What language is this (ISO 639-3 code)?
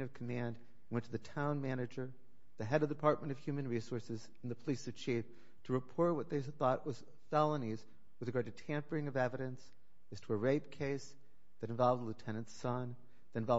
eng